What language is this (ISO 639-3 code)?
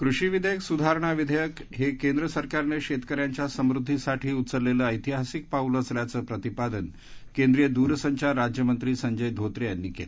mar